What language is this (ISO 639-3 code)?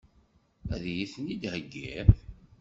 kab